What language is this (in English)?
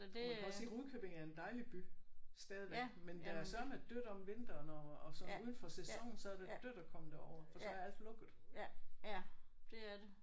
Danish